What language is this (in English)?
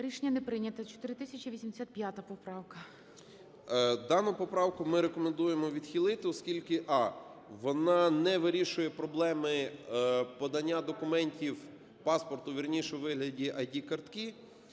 Ukrainian